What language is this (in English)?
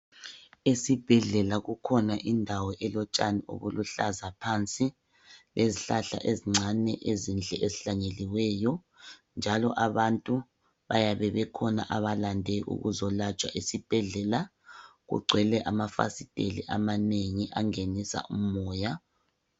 North Ndebele